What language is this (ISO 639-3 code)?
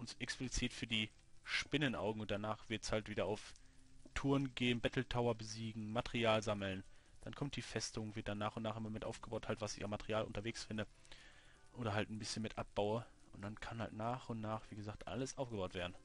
deu